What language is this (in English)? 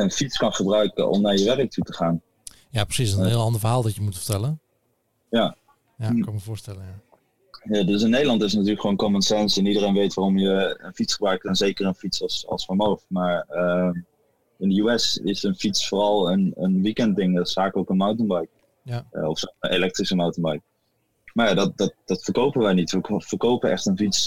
Dutch